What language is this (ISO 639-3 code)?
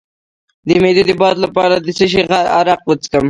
pus